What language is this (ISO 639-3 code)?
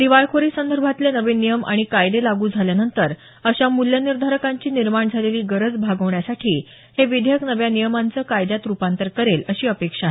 mar